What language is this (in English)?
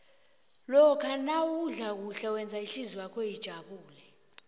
South Ndebele